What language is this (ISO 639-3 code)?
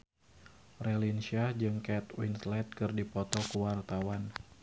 sun